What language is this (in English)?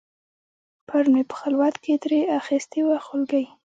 Pashto